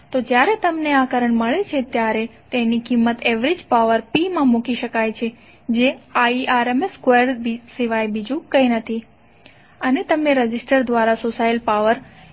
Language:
Gujarati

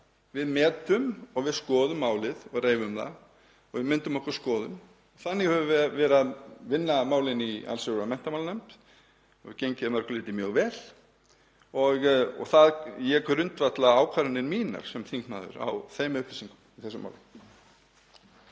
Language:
Icelandic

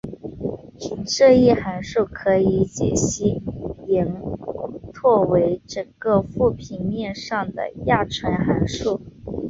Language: Chinese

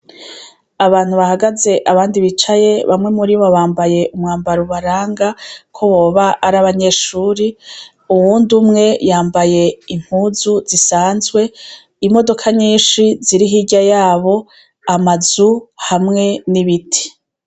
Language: Rundi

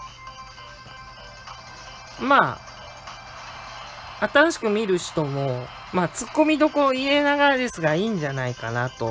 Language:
Japanese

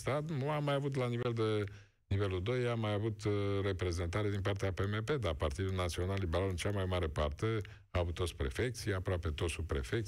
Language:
Romanian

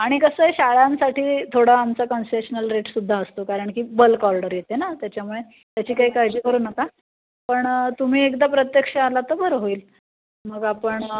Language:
Marathi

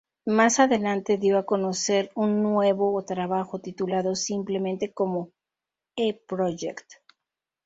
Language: Spanish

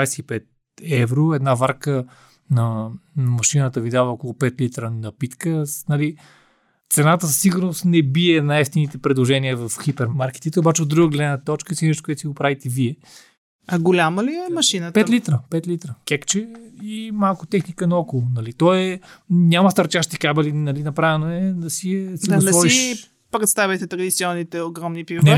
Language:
Bulgarian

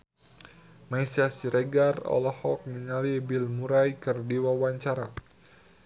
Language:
Sundanese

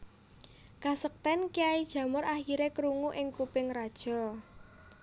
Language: Javanese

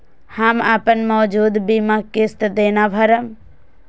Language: Maithili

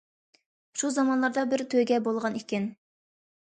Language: Uyghur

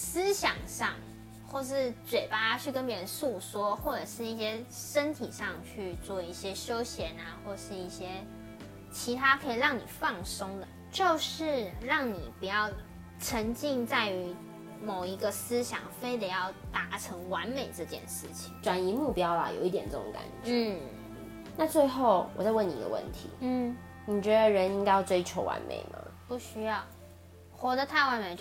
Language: Chinese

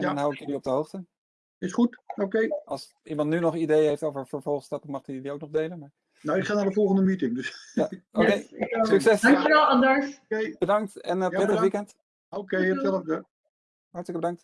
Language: Dutch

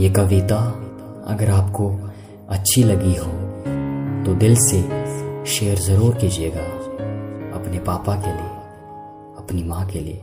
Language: Hindi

